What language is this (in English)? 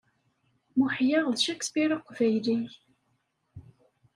Kabyle